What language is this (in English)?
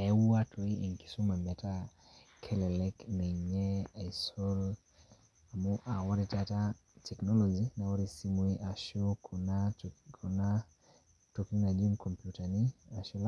Masai